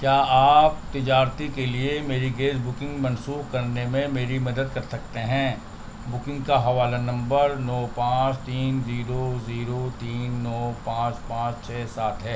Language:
Urdu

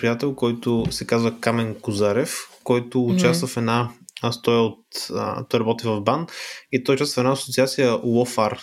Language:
Bulgarian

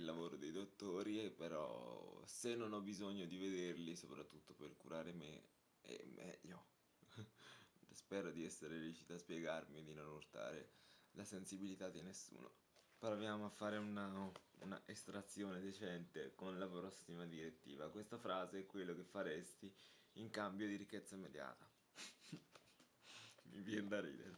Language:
Italian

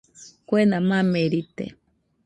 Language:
Nüpode Huitoto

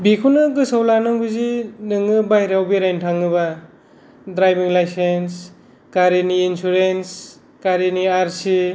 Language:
Bodo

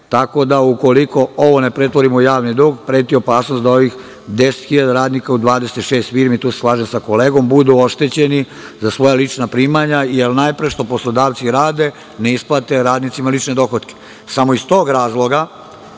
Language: Serbian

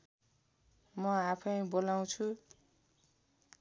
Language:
Nepali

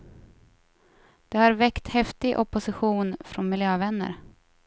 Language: Swedish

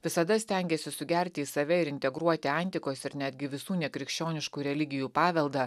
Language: Lithuanian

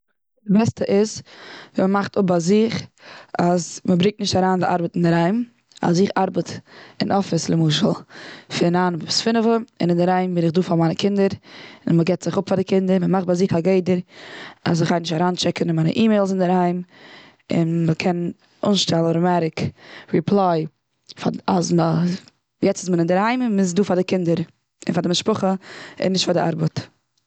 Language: Yiddish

